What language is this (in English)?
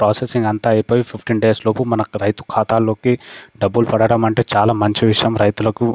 Telugu